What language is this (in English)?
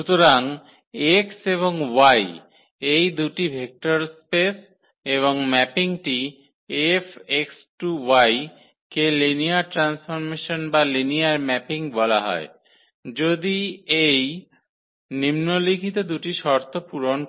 Bangla